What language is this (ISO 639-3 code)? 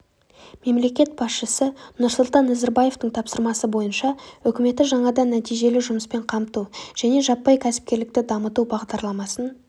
kaz